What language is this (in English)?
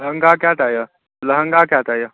Maithili